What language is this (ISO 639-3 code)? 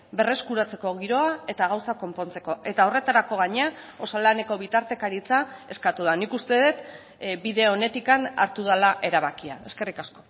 eus